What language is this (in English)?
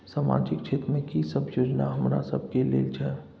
Maithili